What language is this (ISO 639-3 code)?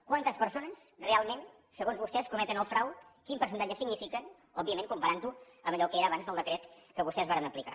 cat